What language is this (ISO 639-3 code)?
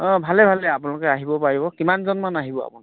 asm